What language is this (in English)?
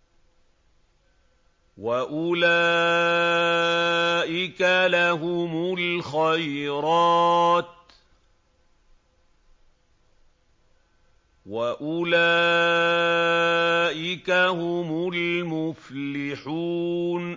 Arabic